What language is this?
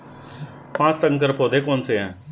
Hindi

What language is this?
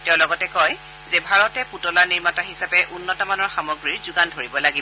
Assamese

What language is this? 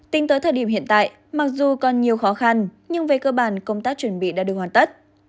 Vietnamese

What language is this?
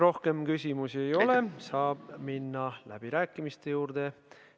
Estonian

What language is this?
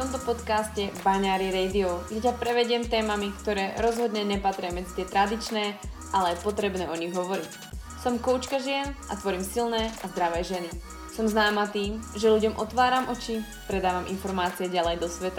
Slovak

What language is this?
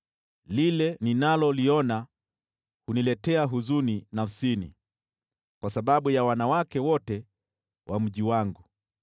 Swahili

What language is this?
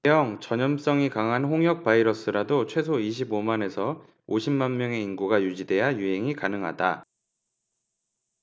Korean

